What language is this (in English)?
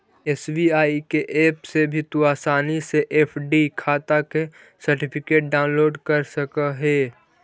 Magahi